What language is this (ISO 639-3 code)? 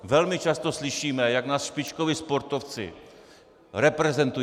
ces